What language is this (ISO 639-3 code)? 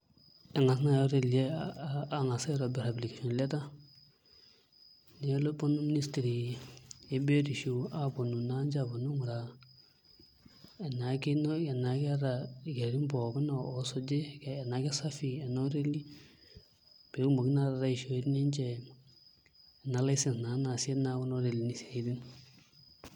mas